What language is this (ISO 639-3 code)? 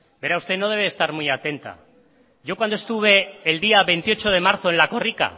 spa